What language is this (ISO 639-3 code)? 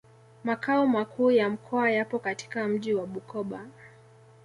swa